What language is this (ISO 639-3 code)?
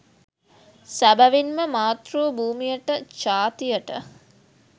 sin